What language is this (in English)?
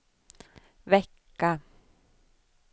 Swedish